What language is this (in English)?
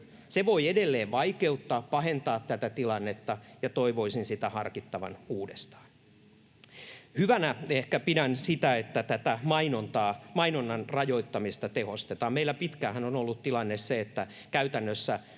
Finnish